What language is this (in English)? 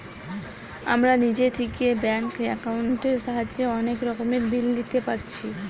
Bangla